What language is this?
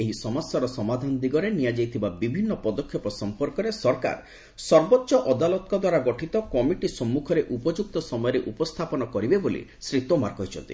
Odia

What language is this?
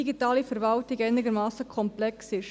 Swiss German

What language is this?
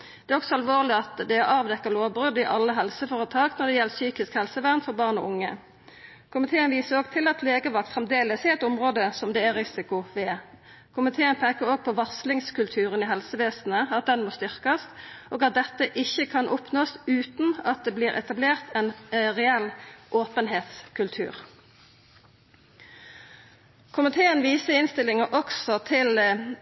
Norwegian Nynorsk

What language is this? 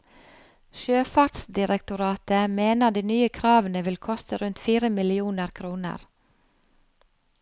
Norwegian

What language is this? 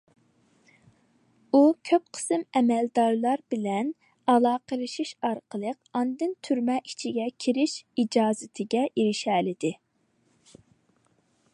Uyghur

